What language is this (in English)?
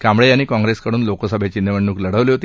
Marathi